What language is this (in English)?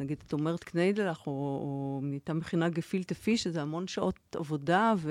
Hebrew